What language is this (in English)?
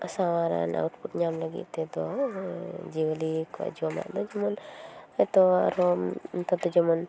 Santali